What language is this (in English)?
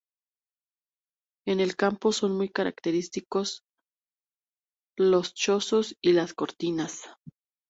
Spanish